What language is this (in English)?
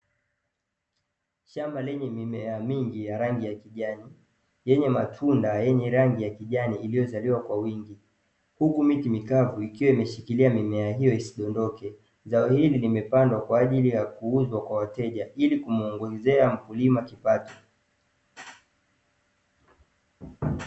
Swahili